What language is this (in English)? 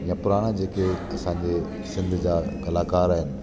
Sindhi